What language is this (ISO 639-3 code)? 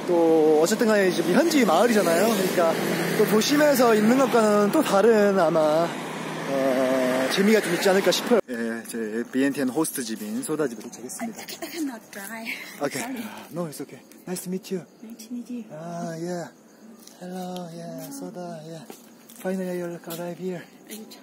kor